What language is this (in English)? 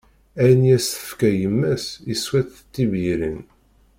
Kabyle